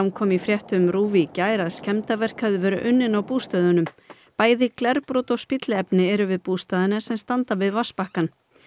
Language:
Icelandic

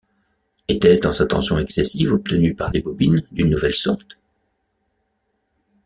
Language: French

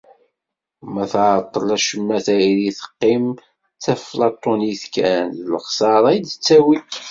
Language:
Kabyle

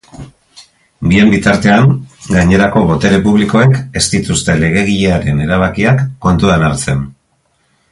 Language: Basque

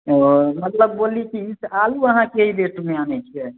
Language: Maithili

